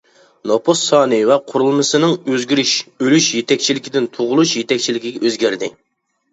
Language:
Uyghur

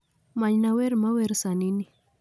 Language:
Luo (Kenya and Tanzania)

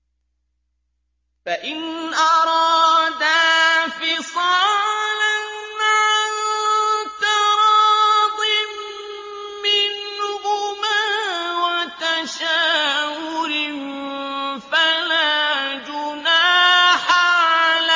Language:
Arabic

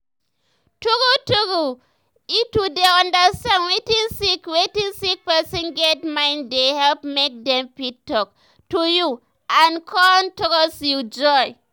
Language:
Nigerian Pidgin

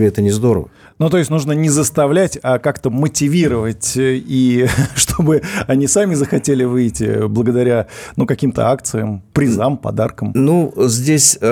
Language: Russian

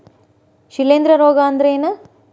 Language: Kannada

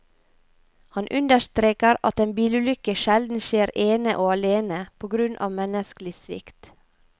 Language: Norwegian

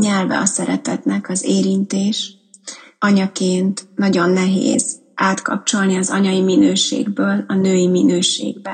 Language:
Hungarian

